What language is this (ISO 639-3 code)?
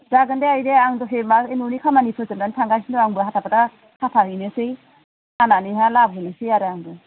brx